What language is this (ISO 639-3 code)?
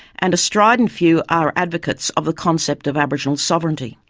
eng